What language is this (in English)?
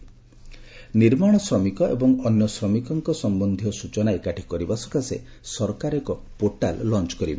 Odia